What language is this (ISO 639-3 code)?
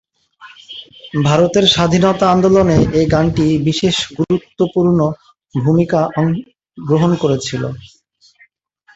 ben